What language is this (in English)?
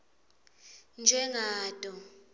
Swati